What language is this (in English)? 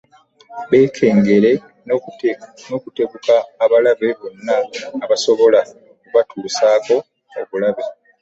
Ganda